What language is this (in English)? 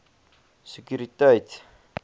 Afrikaans